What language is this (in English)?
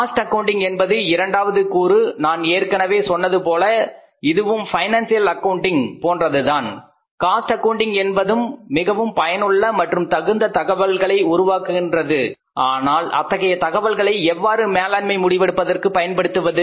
Tamil